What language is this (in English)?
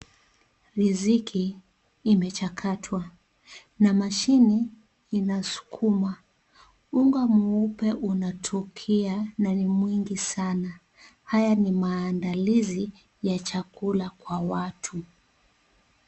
Swahili